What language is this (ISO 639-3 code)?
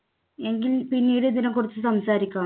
mal